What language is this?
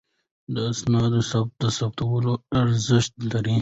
Pashto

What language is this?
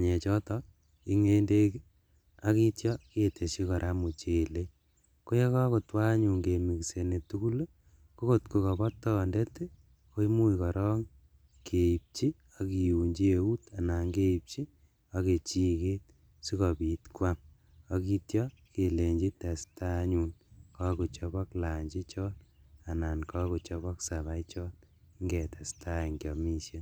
Kalenjin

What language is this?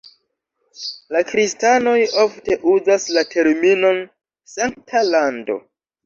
Esperanto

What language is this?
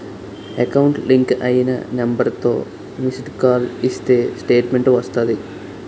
Telugu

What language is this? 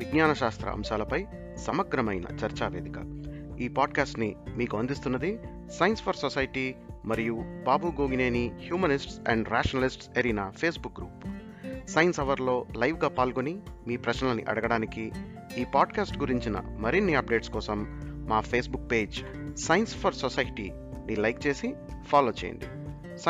Telugu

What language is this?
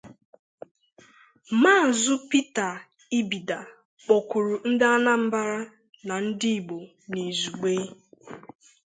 Igbo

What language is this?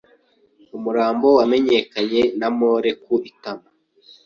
Kinyarwanda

